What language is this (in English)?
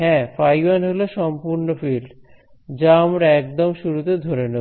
Bangla